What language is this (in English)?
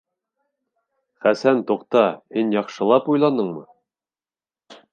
Bashkir